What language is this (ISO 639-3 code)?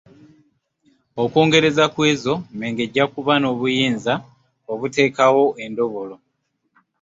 lug